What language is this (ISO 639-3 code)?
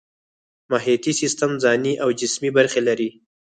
pus